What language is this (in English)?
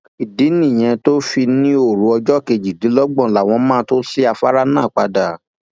Yoruba